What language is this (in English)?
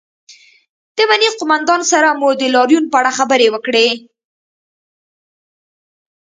Pashto